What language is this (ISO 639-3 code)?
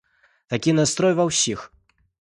bel